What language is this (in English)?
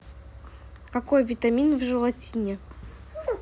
Russian